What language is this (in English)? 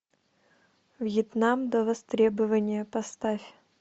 Russian